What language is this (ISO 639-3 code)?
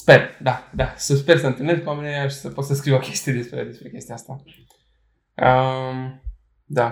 ron